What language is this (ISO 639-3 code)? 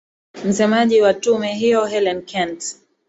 swa